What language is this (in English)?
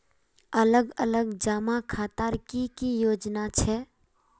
Magahi